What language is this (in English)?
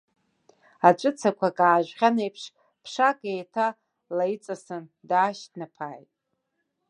Abkhazian